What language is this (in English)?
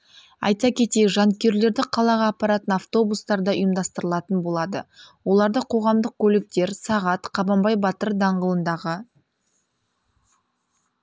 Kazakh